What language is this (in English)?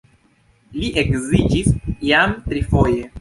Esperanto